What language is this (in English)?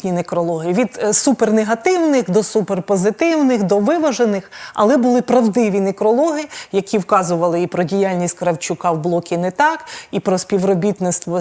Ukrainian